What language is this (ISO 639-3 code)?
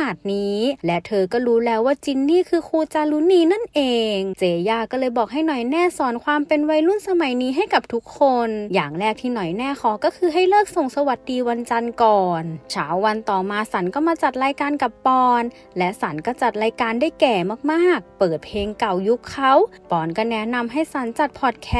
tha